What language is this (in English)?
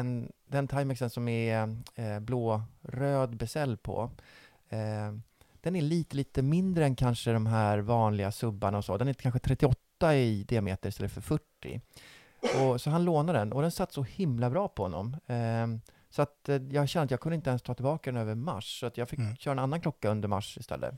Swedish